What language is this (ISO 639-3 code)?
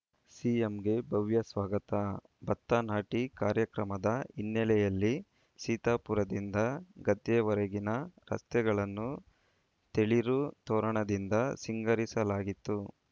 kan